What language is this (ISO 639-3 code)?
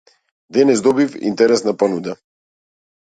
mkd